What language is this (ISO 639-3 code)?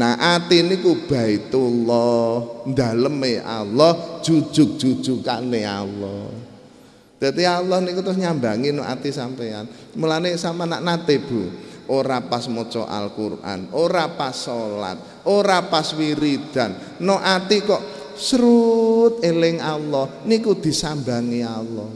ind